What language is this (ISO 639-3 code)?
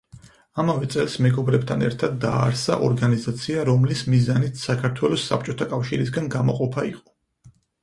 kat